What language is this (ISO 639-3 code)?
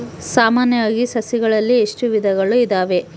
kan